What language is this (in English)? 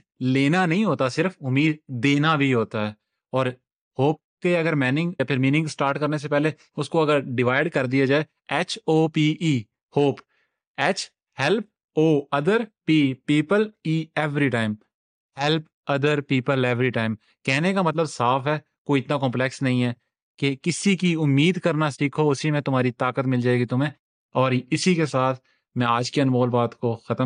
Urdu